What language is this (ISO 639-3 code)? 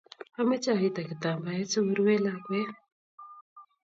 kln